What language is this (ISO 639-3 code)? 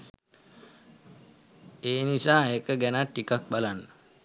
sin